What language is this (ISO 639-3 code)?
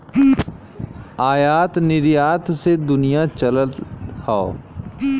bho